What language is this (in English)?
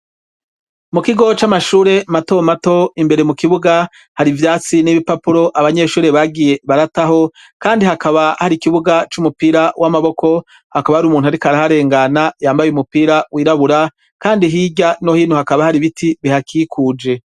Rundi